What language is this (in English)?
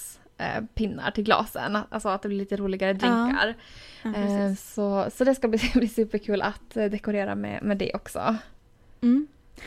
Swedish